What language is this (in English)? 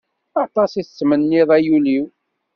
Kabyle